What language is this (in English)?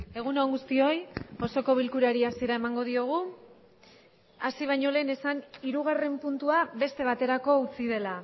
Basque